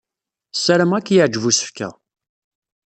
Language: Kabyle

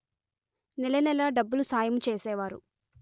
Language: Telugu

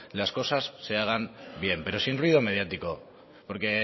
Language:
Spanish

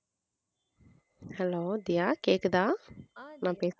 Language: Tamil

